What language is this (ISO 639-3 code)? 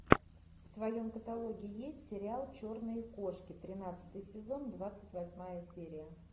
rus